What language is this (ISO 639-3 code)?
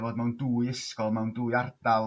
cym